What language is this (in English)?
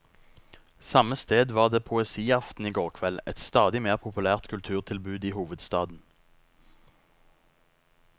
Norwegian